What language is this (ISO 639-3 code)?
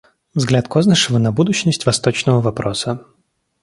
rus